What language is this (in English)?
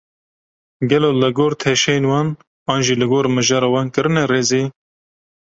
Kurdish